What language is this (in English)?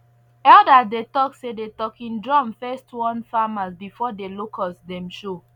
Nigerian Pidgin